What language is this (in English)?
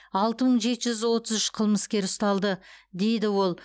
Kazakh